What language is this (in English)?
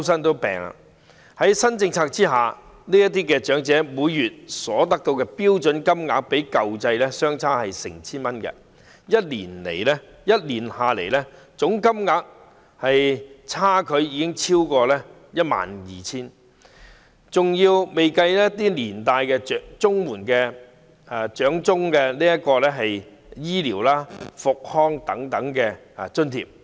Cantonese